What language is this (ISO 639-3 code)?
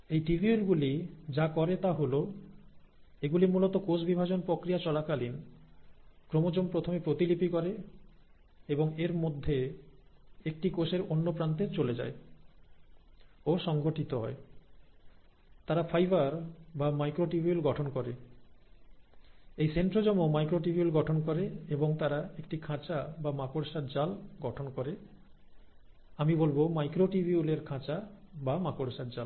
ben